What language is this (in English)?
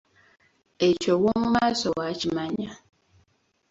Ganda